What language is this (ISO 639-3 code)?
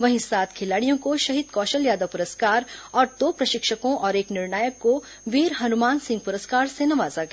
hin